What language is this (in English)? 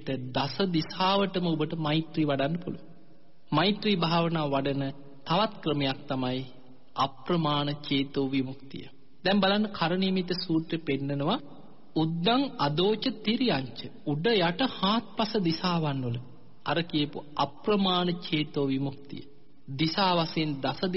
Romanian